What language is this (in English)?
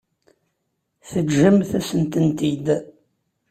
Kabyle